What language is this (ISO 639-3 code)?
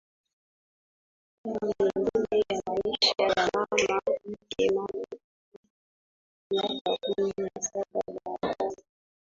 swa